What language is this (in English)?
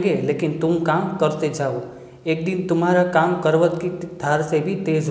Hindi